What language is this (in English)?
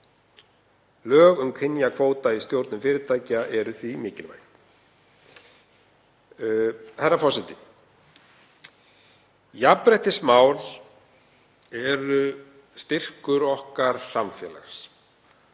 Icelandic